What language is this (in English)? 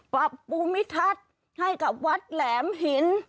Thai